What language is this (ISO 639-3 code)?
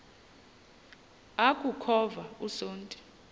xho